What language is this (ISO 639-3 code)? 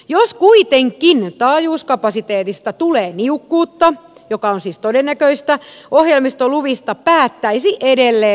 fin